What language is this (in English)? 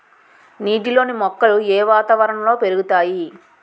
Telugu